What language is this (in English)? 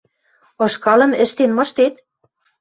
Western Mari